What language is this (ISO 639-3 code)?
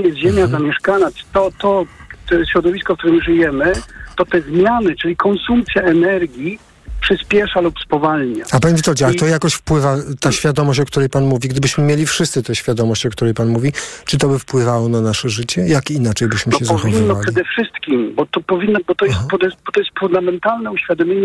pol